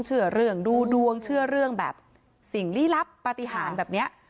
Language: Thai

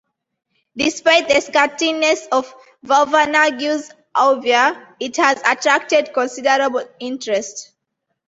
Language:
English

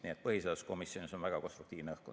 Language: Estonian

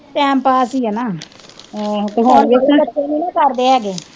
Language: Punjabi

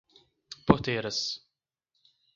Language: Portuguese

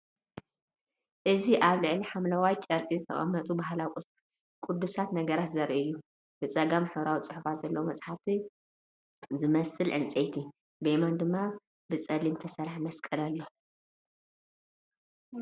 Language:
Tigrinya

